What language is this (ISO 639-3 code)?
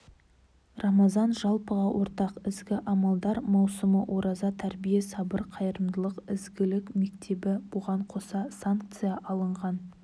kaz